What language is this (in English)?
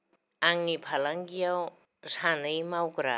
Bodo